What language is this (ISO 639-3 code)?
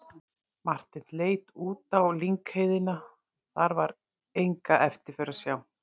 isl